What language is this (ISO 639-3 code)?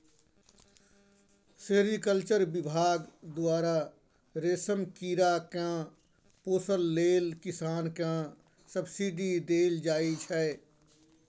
mai